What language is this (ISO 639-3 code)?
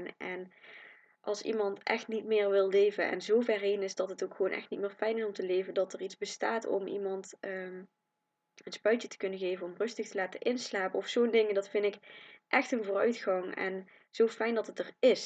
nld